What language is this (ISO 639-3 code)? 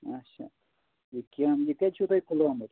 kas